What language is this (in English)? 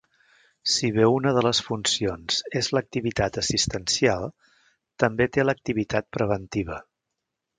Catalan